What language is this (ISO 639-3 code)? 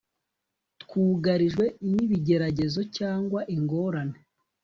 kin